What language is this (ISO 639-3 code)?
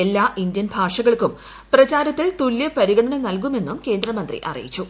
mal